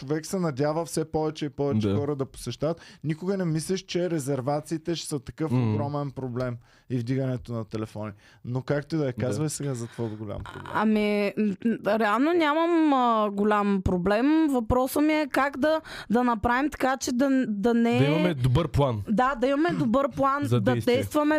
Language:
Bulgarian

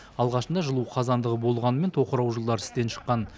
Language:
Kazakh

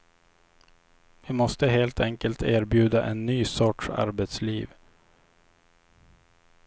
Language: Swedish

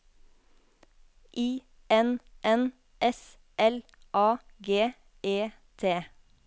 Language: Norwegian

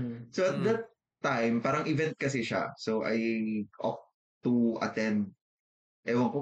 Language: Filipino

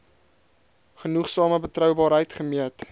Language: Afrikaans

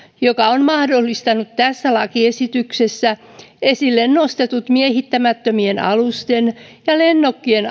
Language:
Finnish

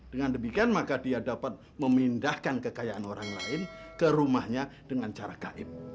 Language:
Indonesian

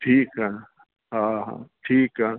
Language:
Sindhi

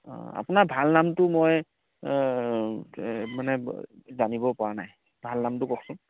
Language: Assamese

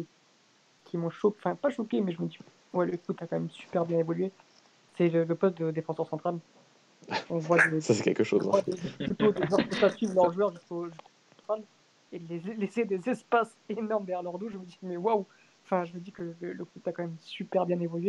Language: French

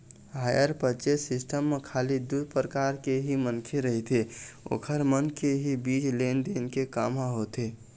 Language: Chhattisgarhi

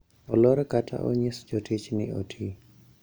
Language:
Luo (Kenya and Tanzania)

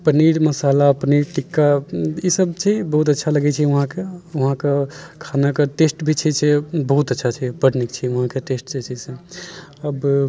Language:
Maithili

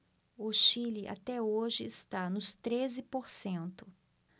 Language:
Portuguese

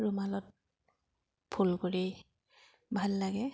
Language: Assamese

